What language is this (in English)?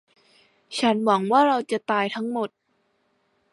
Thai